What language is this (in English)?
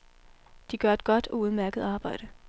Danish